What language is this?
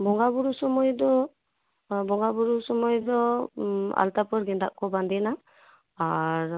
Santali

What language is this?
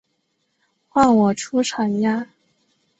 Chinese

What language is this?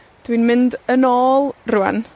Welsh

